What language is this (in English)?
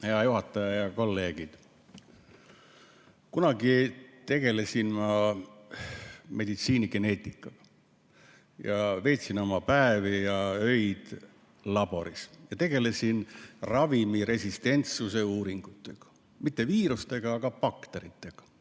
Estonian